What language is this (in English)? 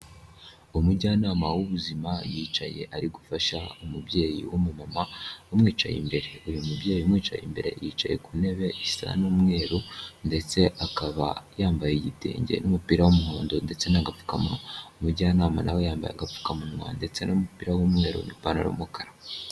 Kinyarwanda